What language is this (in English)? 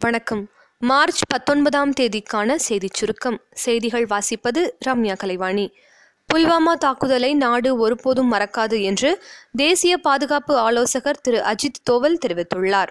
Tamil